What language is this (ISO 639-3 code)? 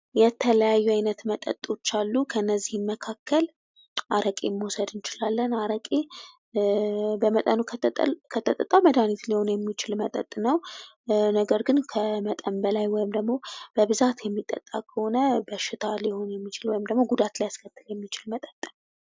amh